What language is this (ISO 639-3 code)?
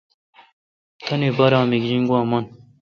xka